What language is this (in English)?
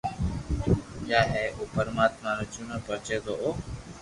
Loarki